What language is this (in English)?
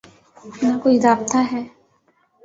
Urdu